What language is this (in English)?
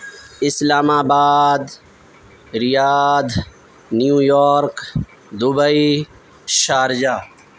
Urdu